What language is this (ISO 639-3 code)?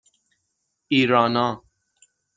fas